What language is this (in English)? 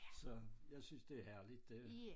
Danish